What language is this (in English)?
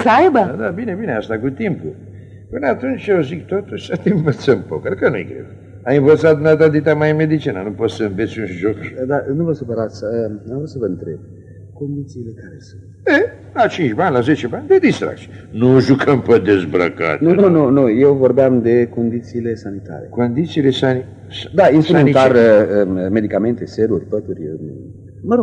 Romanian